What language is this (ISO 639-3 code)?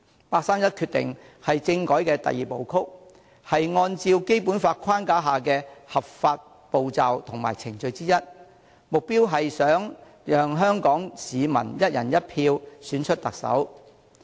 yue